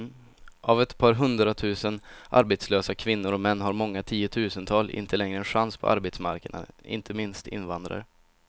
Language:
Swedish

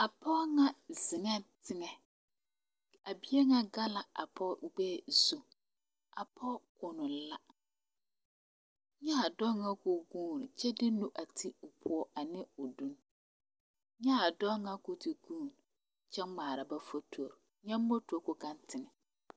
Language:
Southern Dagaare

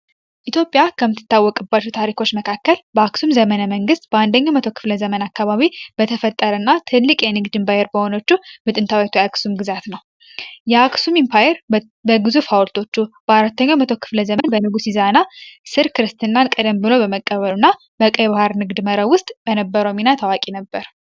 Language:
Amharic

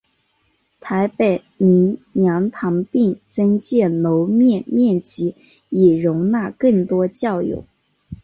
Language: Chinese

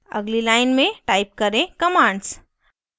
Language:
Hindi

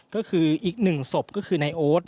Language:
Thai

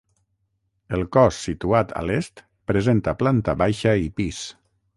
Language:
Catalan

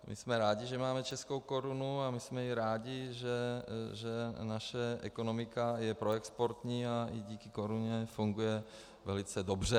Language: Czech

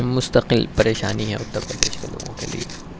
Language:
Urdu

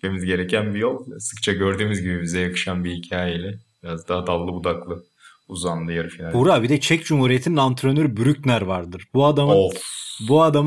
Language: Turkish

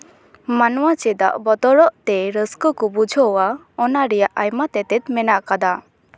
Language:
Santali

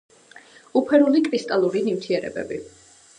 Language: Georgian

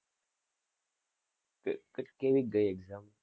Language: Gujarati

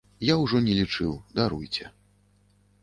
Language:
Belarusian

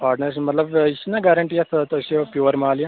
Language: Kashmiri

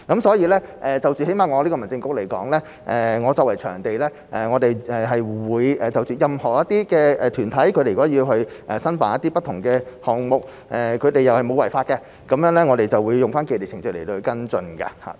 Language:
Cantonese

